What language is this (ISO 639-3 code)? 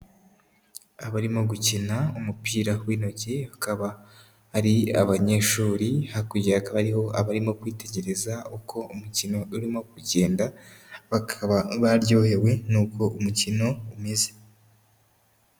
kin